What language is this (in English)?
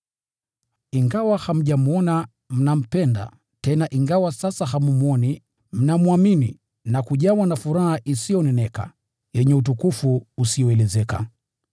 Swahili